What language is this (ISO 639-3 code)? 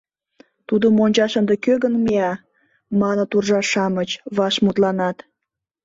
chm